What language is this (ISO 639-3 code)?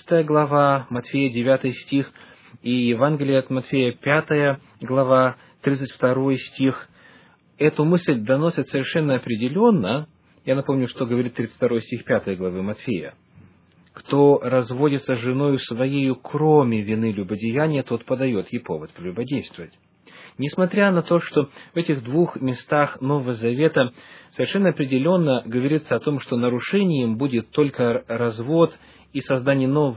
rus